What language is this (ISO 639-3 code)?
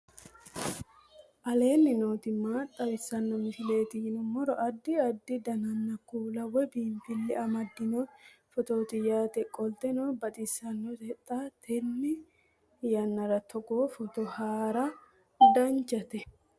sid